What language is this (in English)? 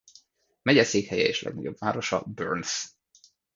Hungarian